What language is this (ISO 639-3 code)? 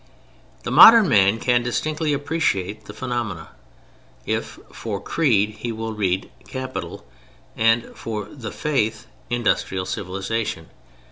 eng